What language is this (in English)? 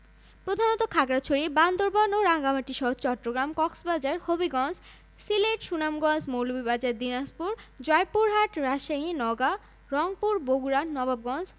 Bangla